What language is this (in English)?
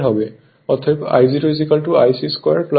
Bangla